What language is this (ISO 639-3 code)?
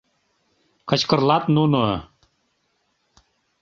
chm